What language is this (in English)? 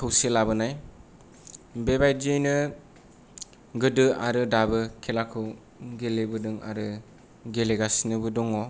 Bodo